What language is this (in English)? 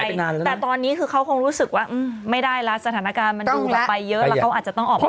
Thai